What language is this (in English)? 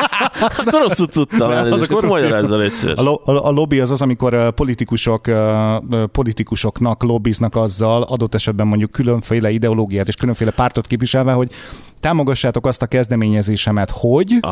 Hungarian